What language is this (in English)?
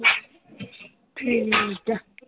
Punjabi